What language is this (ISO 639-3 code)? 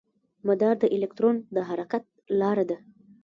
pus